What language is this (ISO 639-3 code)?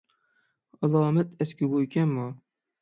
uig